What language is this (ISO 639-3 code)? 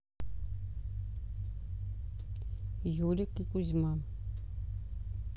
rus